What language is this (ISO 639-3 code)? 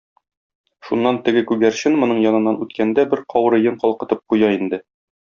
tat